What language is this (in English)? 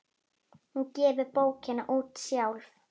Icelandic